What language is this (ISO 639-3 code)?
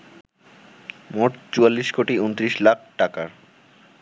ben